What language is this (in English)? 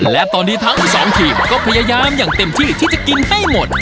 Thai